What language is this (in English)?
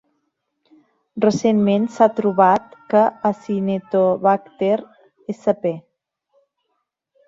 Catalan